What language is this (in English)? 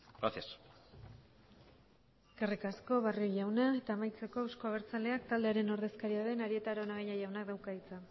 Basque